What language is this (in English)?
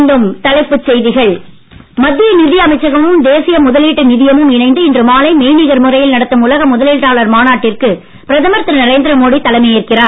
Tamil